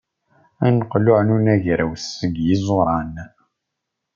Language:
Kabyle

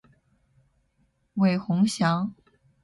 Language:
Chinese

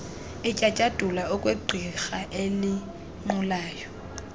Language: Xhosa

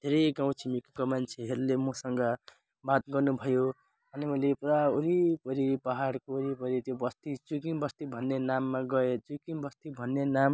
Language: Nepali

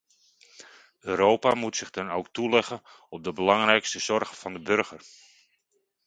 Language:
Dutch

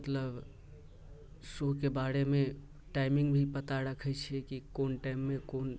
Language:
Maithili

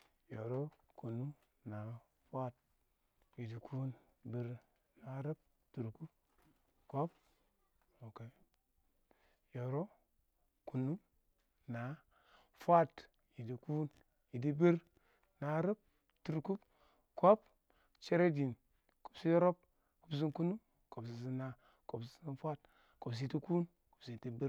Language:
Awak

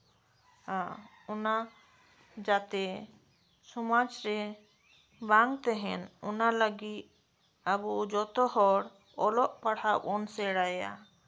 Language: Santali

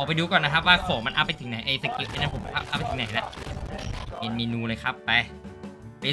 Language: Thai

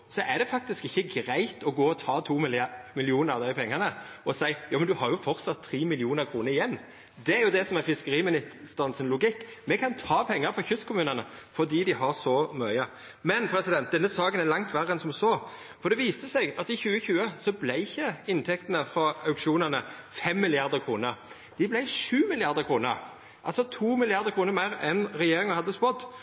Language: Norwegian Nynorsk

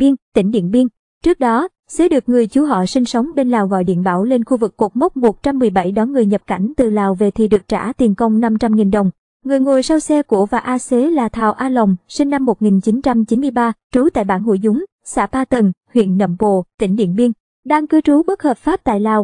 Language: Vietnamese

